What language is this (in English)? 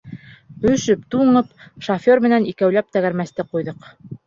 Bashkir